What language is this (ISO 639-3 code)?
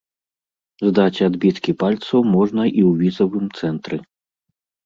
bel